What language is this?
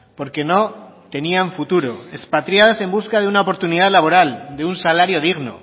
Spanish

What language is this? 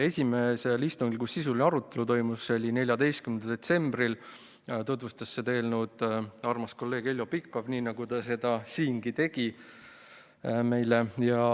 Estonian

